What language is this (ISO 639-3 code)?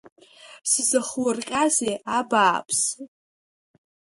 abk